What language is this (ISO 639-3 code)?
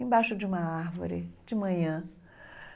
por